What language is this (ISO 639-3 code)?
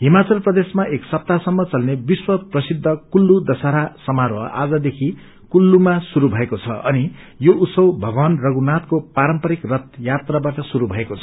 nep